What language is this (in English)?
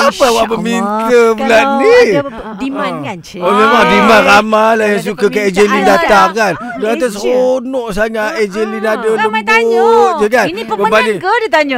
Malay